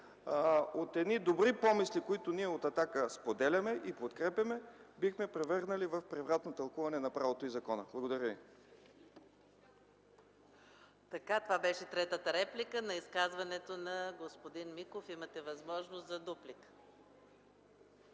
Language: Bulgarian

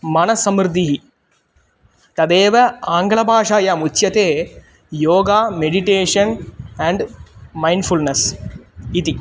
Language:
Sanskrit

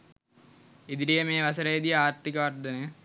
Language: Sinhala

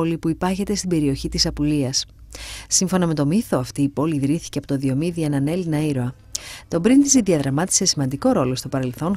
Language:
Greek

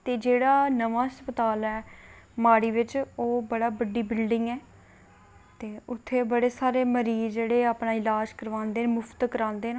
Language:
Dogri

